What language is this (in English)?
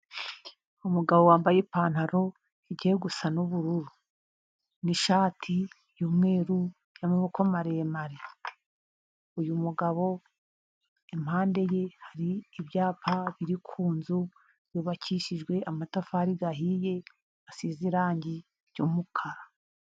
Kinyarwanda